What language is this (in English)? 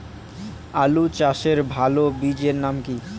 Bangla